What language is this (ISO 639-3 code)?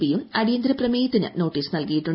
mal